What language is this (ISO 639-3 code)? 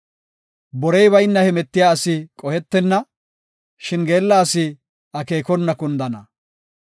gof